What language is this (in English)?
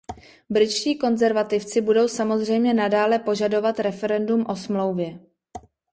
Czech